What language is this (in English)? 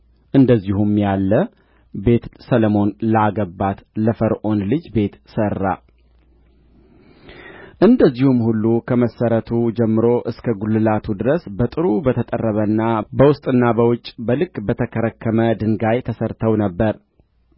Amharic